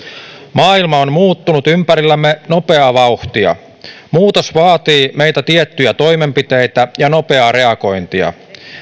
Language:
Finnish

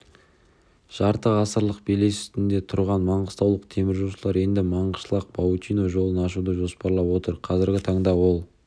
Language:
Kazakh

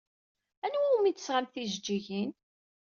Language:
Kabyle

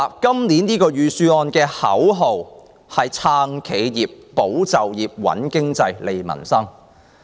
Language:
Cantonese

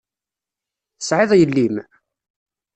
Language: Kabyle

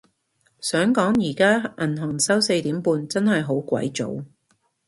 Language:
Cantonese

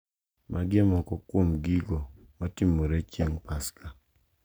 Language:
Luo (Kenya and Tanzania)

